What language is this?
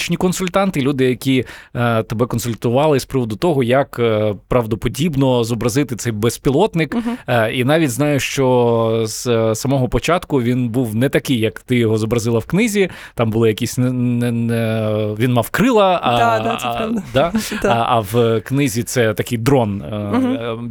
Ukrainian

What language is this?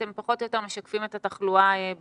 Hebrew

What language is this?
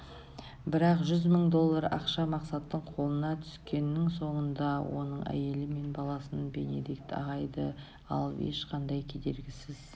Kazakh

